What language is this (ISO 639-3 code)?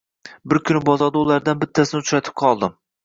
uzb